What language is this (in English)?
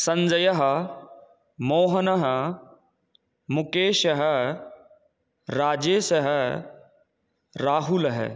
Sanskrit